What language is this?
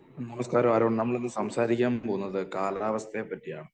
Malayalam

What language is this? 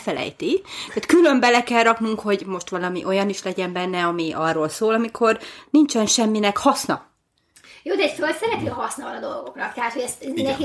Hungarian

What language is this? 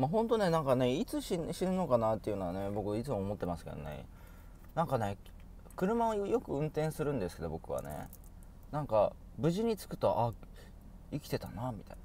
Japanese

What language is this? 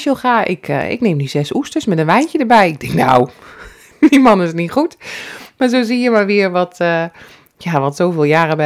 Dutch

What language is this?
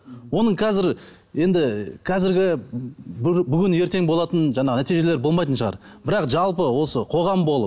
Kazakh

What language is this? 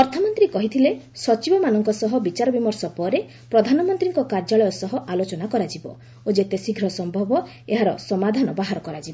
Odia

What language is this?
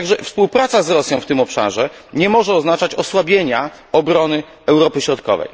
Polish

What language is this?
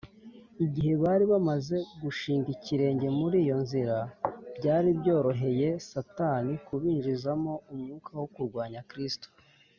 Kinyarwanda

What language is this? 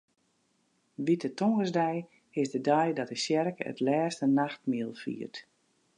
Western Frisian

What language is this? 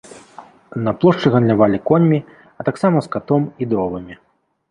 Belarusian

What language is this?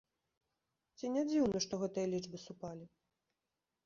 Belarusian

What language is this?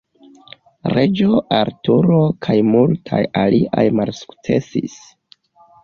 Esperanto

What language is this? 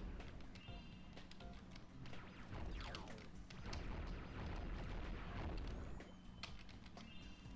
Portuguese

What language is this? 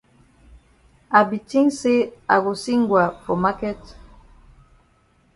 Cameroon Pidgin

